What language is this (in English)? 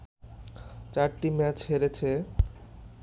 Bangla